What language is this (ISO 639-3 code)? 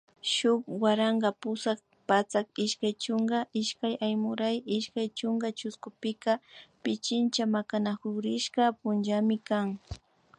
qvi